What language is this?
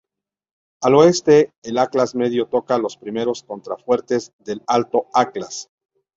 Spanish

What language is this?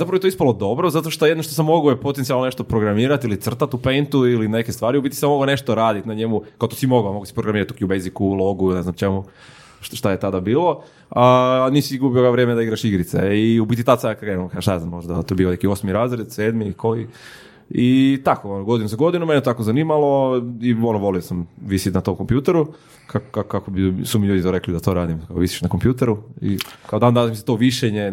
Croatian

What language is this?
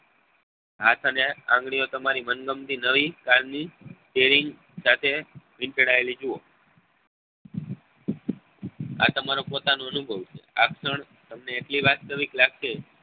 Gujarati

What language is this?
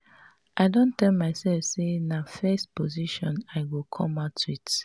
Nigerian Pidgin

